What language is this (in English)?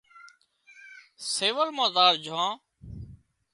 Wadiyara Koli